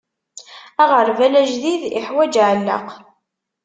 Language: Kabyle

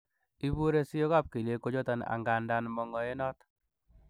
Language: Kalenjin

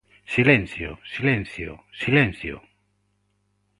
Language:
Galician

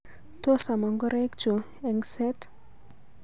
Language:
Kalenjin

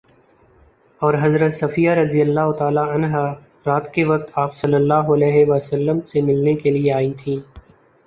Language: Urdu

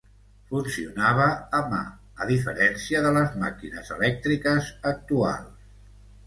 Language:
Catalan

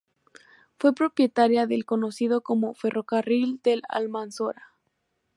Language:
Spanish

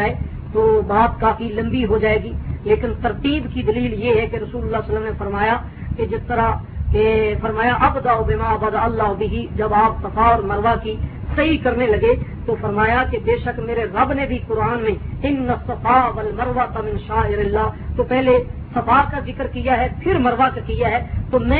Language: Urdu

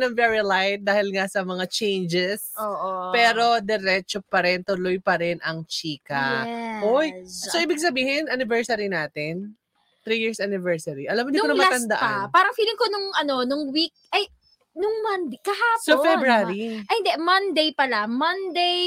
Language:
Filipino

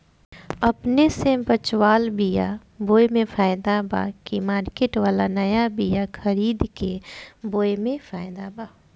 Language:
Bhojpuri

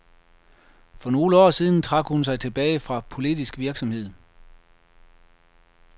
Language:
Danish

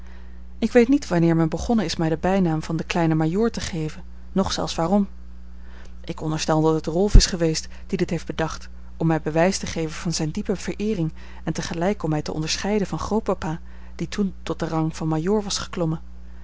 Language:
Dutch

